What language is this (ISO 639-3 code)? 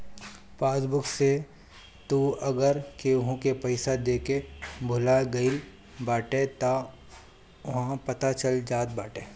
bho